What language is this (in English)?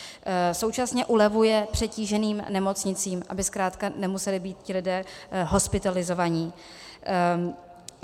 Czech